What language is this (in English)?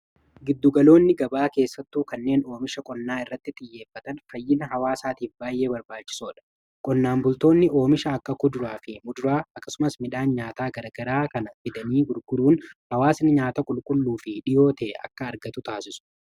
Oromo